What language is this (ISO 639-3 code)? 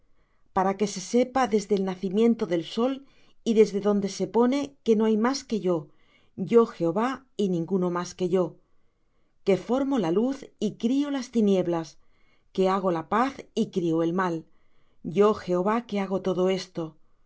spa